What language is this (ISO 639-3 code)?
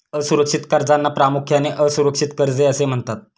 mar